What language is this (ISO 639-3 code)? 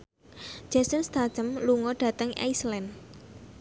jav